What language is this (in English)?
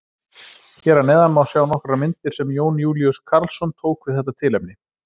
Icelandic